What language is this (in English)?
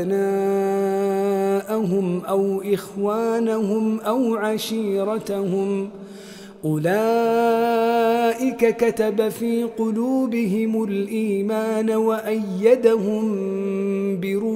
Arabic